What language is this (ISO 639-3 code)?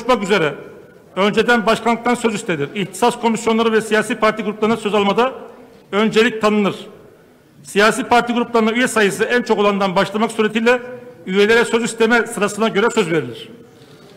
tur